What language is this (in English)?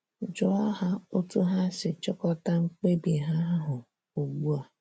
Igbo